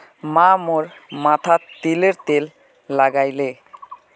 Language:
Magahi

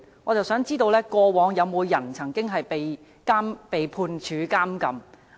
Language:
Cantonese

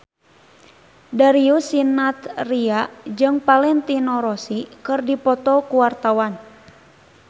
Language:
Sundanese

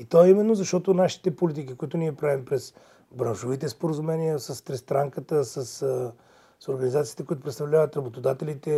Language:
Bulgarian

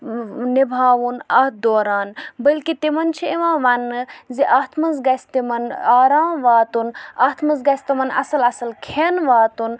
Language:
Kashmiri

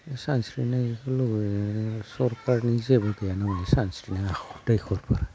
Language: Bodo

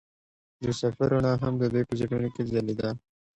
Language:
Pashto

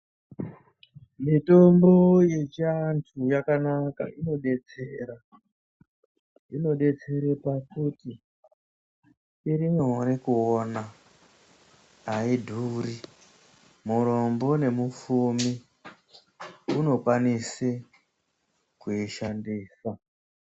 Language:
Ndau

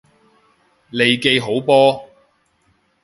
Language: Cantonese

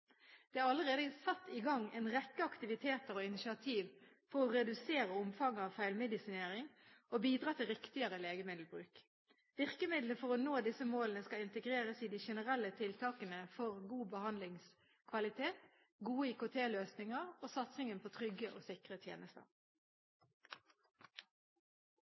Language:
Norwegian Bokmål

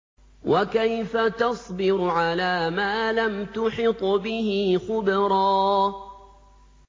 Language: Arabic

